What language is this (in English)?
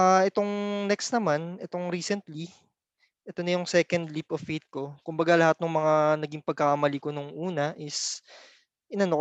Filipino